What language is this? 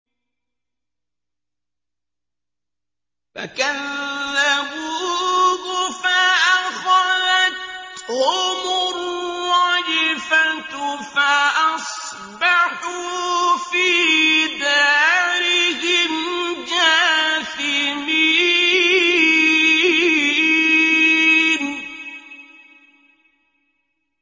Arabic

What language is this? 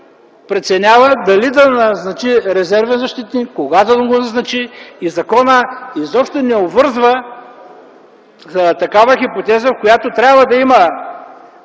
Bulgarian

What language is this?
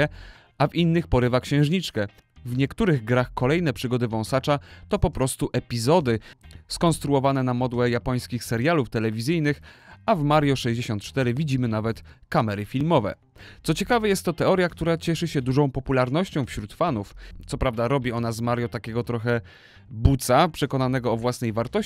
Polish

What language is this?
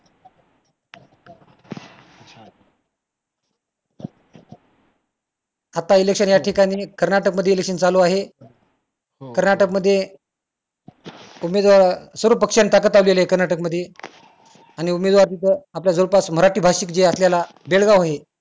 Marathi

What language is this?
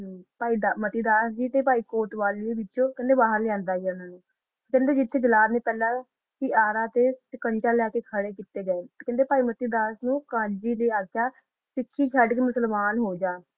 Punjabi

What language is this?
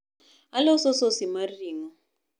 Luo (Kenya and Tanzania)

